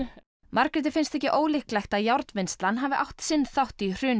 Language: Icelandic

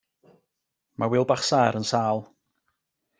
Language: Welsh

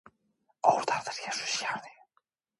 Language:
Korean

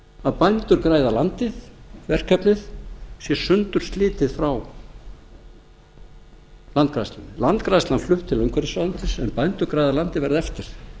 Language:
Icelandic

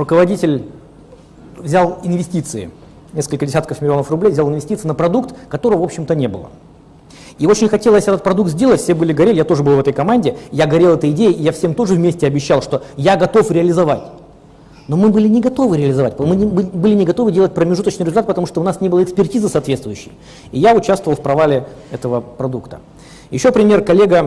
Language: Russian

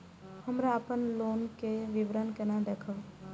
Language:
Maithili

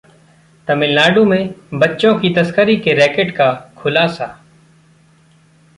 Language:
Hindi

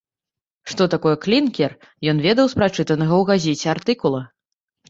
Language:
Belarusian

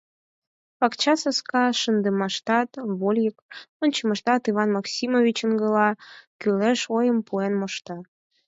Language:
Mari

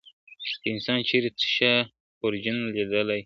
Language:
Pashto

